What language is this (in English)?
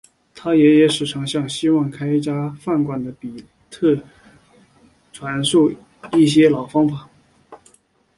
Chinese